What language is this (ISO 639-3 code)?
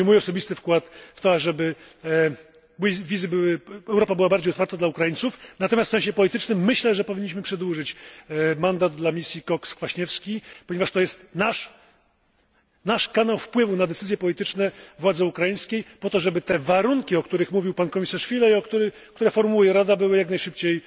pol